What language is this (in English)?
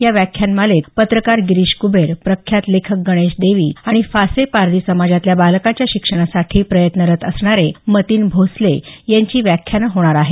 Marathi